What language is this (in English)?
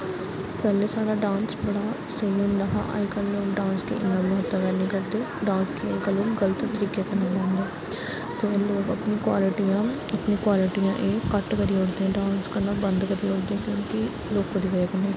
Dogri